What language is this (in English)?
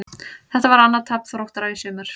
Icelandic